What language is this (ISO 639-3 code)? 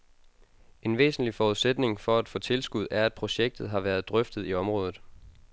dan